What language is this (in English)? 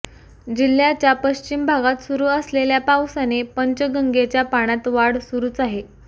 Marathi